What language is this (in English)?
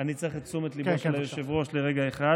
Hebrew